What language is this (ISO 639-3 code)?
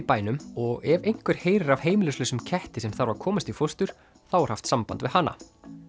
isl